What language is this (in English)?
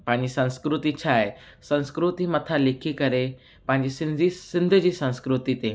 Sindhi